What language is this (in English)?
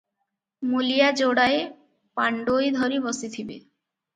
Odia